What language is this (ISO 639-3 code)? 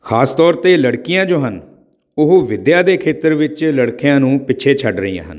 pan